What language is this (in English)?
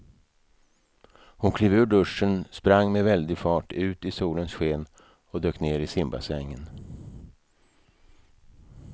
Swedish